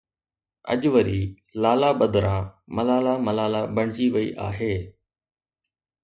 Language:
Sindhi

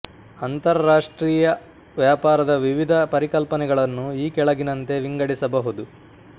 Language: Kannada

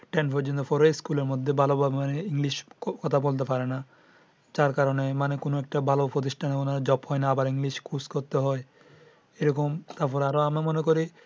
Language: Bangla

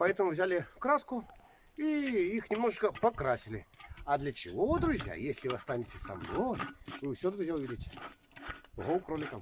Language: Russian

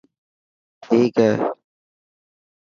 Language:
Dhatki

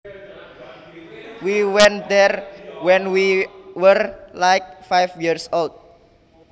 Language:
Javanese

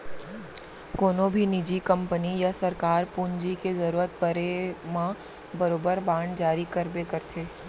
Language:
Chhattisgarhi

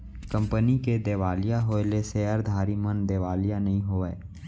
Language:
Chhattisgarhi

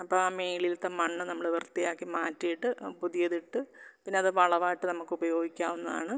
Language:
Malayalam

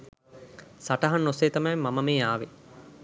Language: Sinhala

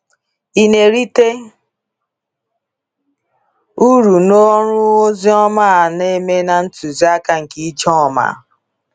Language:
Igbo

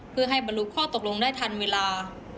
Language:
Thai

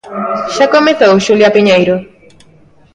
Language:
Galician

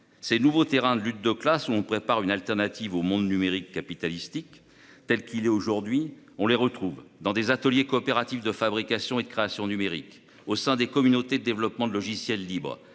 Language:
French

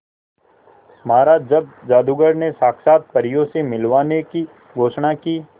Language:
Hindi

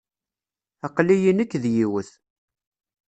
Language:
Kabyle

